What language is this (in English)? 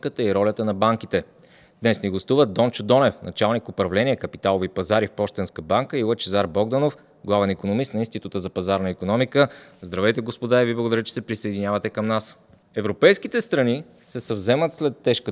Bulgarian